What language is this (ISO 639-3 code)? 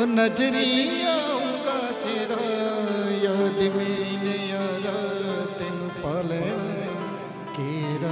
pan